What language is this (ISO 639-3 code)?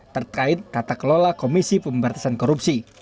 ind